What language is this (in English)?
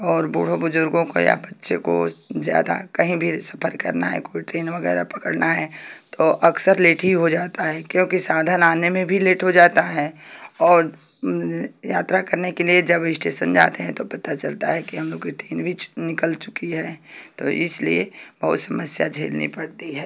Hindi